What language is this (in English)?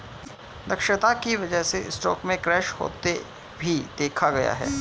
Hindi